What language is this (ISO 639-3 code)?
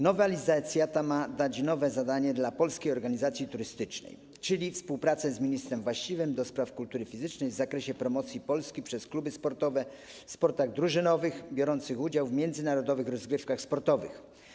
pol